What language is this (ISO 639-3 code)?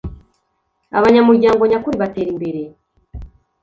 kin